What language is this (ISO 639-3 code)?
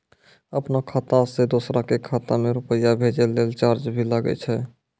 mai